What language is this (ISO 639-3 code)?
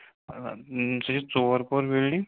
kas